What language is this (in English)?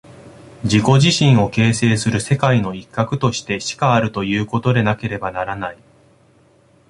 Japanese